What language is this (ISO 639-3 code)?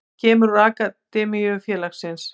isl